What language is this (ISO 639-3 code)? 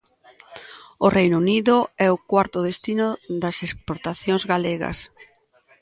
glg